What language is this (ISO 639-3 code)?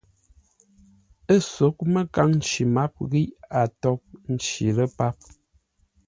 nla